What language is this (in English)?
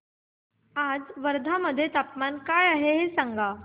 Marathi